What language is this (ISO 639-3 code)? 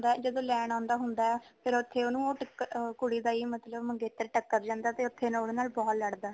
pan